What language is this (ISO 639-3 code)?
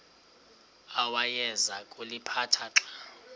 xho